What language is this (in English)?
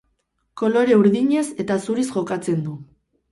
Basque